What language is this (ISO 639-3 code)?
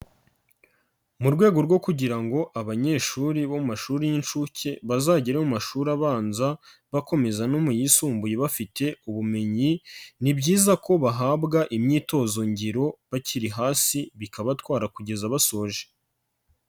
kin